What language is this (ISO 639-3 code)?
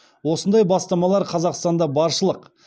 kaz